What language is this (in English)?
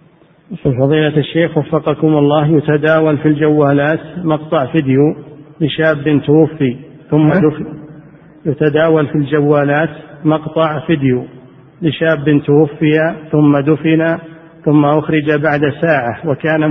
Arabic